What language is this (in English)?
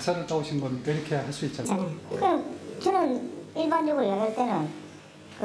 Korean